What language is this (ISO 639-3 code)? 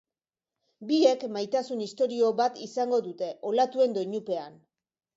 eus